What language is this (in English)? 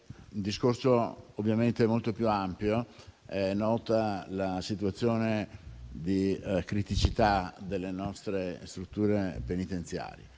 Italian